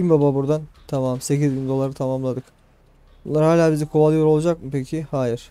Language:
Turkish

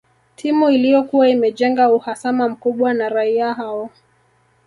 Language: Swahili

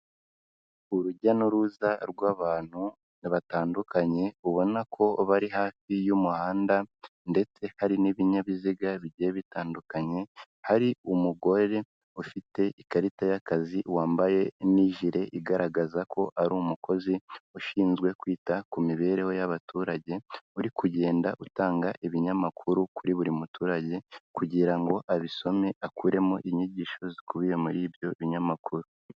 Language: Kinyarwanda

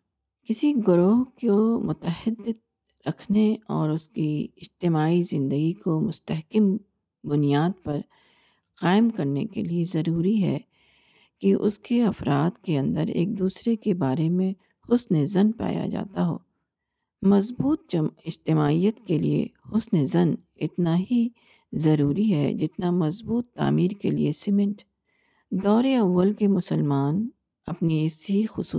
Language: Urdu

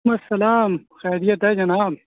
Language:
Urdu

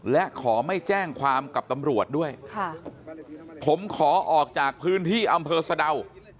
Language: Thai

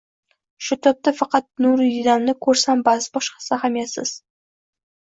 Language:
Uzbek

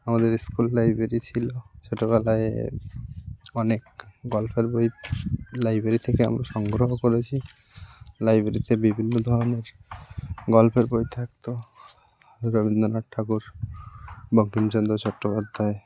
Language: Bangla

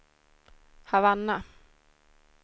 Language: Swedish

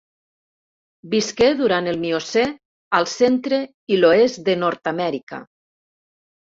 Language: Catalan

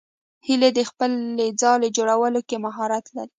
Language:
Pashto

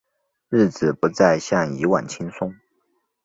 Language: Chinese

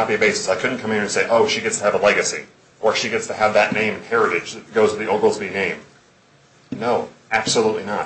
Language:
English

